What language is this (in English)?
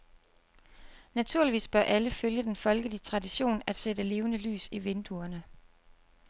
Danish